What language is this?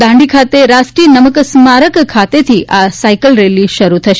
Gujarati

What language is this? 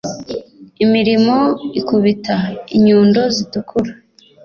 Kinyarwanda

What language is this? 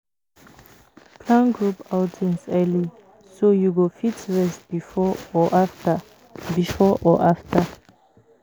Nigerian Pidgin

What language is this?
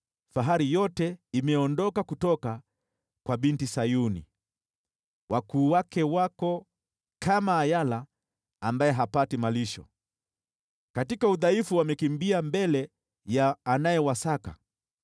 Swahili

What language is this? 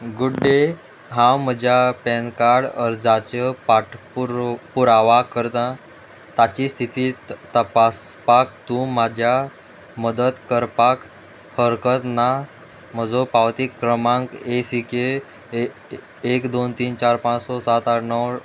Konkani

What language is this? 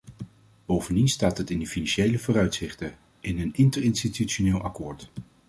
Dutch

